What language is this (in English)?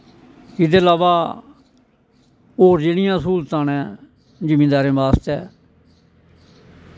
Dogri